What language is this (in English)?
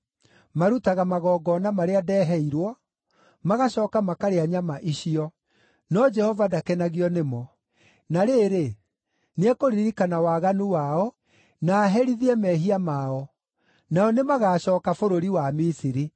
Kikuyu